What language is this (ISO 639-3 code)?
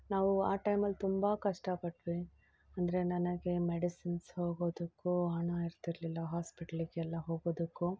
kan